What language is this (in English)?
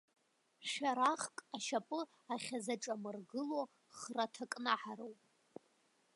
Abkhazian